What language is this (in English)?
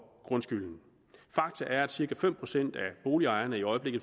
Danish